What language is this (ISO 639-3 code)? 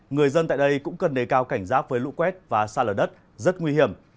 vie